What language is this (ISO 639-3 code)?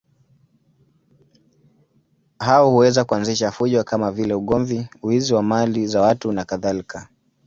swa